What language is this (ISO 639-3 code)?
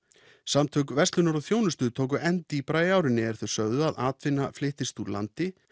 isl